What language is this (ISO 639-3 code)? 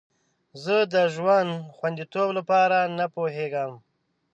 pus